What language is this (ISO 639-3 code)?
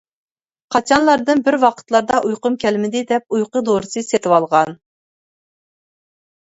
uig